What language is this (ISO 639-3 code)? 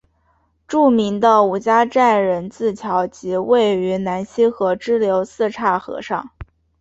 zho